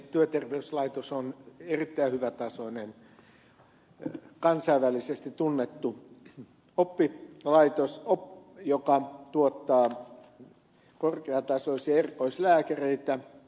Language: Finnish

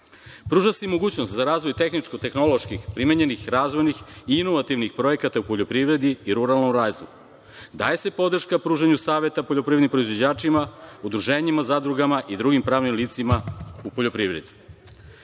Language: Serbian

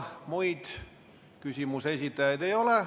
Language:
Estonian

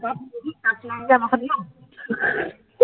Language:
Assamese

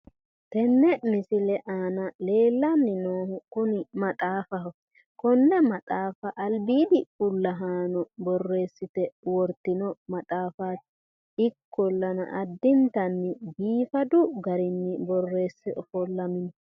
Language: Sidamo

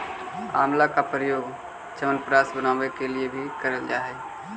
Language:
Magahi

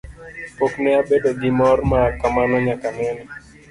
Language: Luo (Kenya and Tanzania)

